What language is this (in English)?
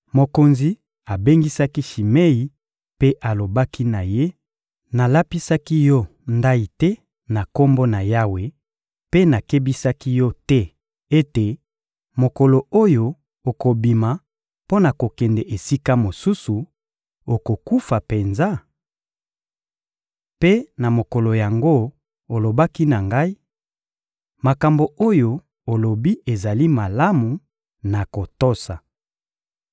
Lingala